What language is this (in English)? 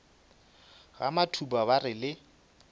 Northern Sotho